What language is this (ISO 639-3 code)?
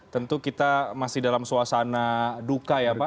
ind